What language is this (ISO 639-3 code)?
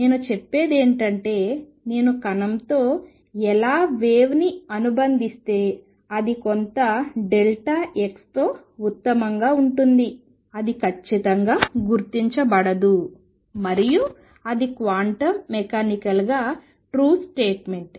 tel